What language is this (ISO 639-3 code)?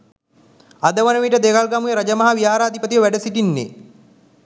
sin